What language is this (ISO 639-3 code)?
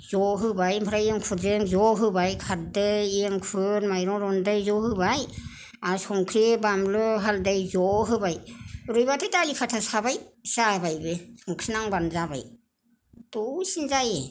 brx